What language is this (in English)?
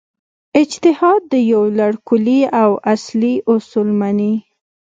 Pashto